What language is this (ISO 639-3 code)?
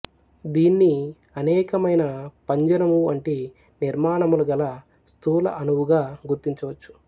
tel